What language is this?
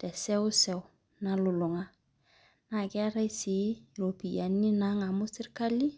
Masai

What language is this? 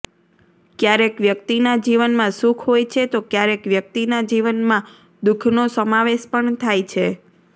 Gujarati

